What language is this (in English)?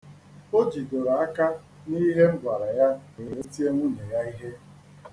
Igbo